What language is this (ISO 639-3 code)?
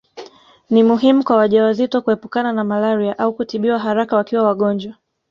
swa